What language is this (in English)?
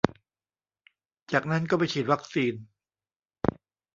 Thai